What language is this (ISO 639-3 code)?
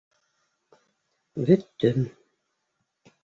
bak